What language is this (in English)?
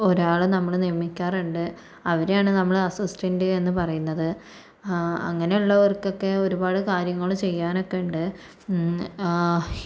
Malayalam